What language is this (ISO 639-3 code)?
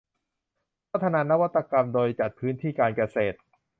tha